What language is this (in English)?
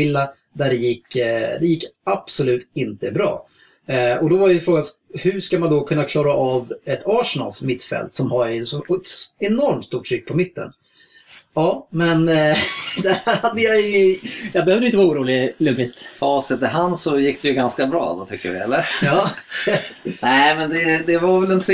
Swedish